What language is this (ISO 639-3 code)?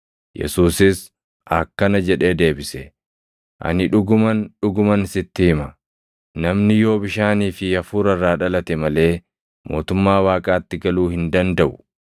orm